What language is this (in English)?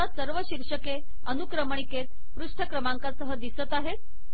Marathi